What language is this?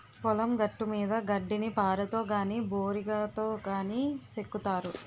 Telugu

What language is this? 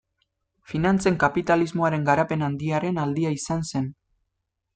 Basque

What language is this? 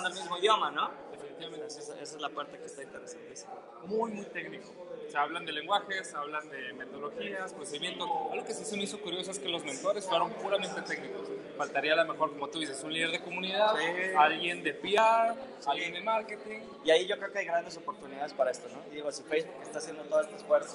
Spanish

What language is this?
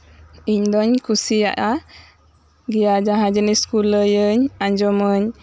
Santali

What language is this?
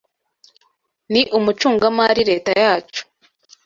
Kinyarwanda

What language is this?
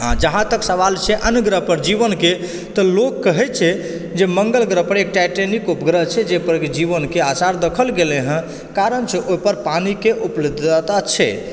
Maithili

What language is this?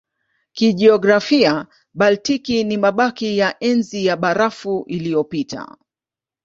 Swahili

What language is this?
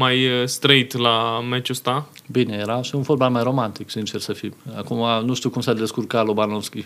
Romanian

